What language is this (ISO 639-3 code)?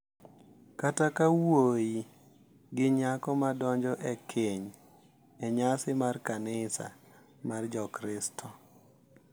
luo